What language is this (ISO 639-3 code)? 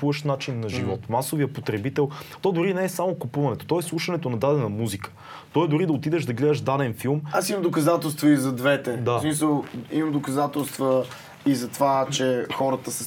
bul